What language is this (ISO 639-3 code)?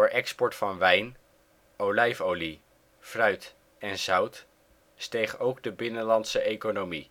nld